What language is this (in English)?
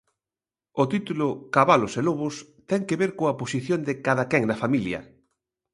Galician